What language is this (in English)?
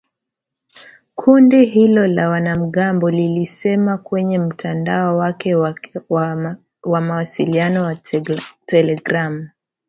Swahili